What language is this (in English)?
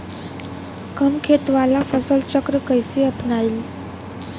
Bhojpuri